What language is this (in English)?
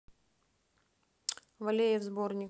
Russian